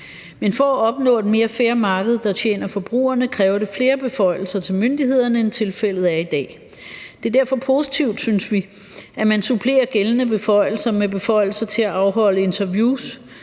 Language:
Danish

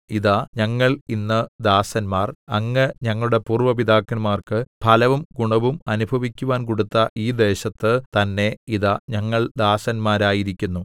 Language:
Malayalam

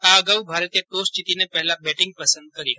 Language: Gujarati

